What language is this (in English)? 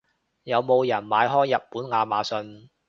Cantonese